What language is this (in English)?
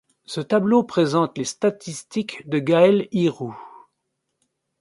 French